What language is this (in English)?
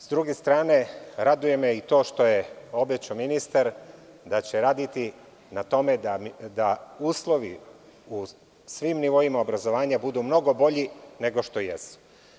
Serbian